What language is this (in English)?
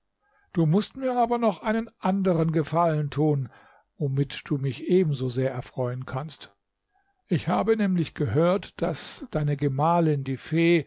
German